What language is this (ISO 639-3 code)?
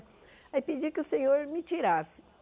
por